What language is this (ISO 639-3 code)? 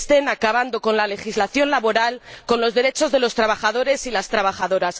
spa